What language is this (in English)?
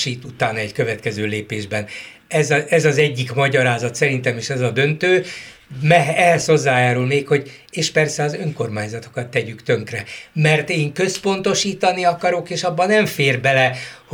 Hungarian